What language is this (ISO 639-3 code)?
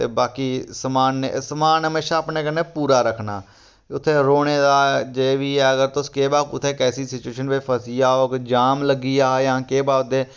doi